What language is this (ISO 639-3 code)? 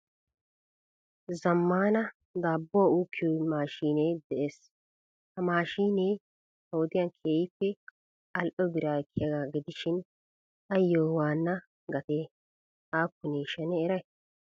wal